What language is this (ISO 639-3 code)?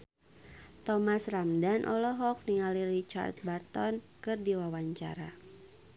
sun